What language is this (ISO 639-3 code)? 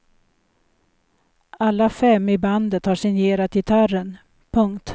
swe